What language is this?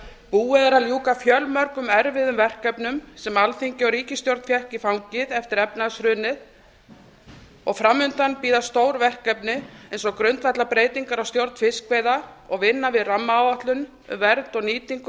Icelandic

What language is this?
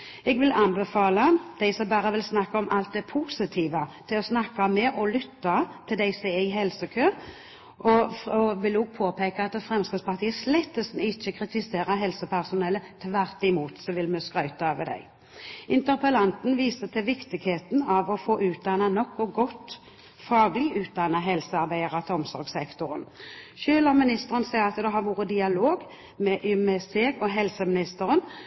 Norwegian Bokmål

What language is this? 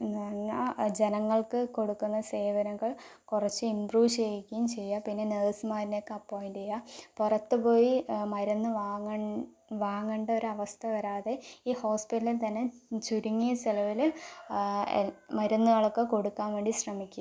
Malayalam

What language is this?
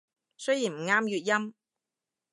Cantonese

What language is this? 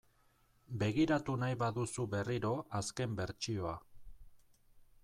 Basque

